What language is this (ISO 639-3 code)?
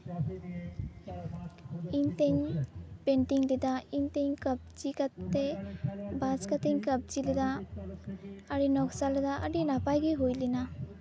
sat